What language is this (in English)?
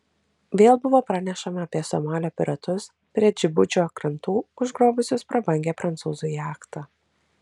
Lithuanian